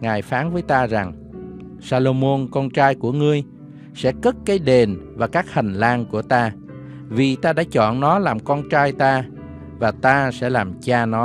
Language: Vietnamese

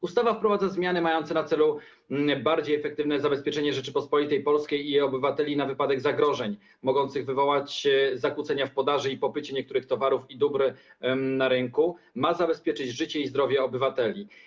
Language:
Polish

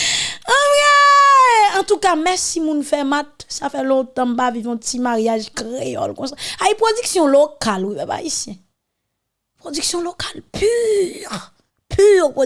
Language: French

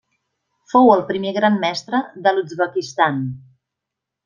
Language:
Catalan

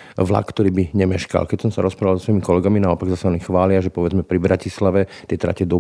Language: Slovak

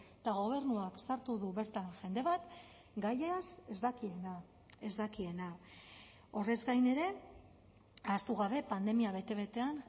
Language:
Basque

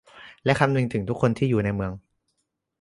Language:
Thai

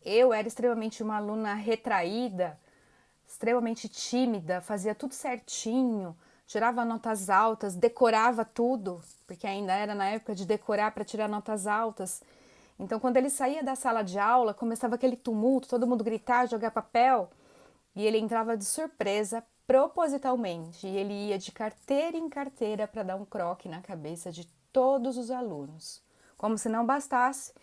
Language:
Portuguese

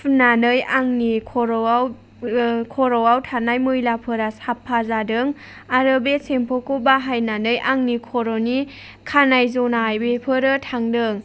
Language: Bodo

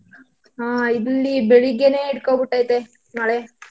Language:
Kannada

